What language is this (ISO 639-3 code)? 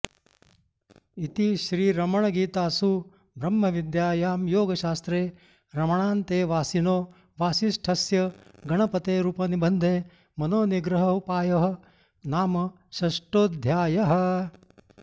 san